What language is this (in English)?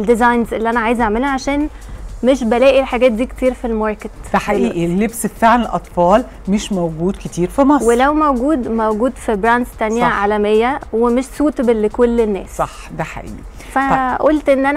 Arabic